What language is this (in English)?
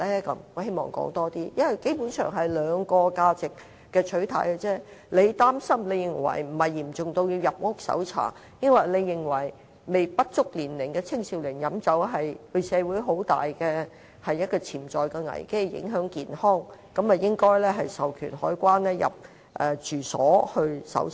Cantonese